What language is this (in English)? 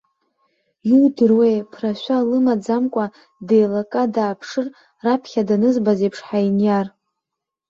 Abkhazian